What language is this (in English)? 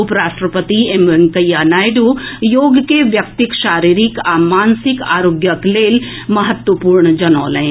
Maithili